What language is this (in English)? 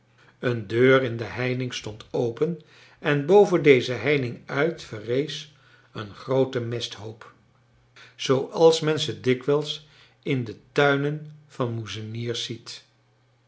Dutch